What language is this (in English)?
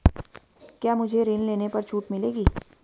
Hindi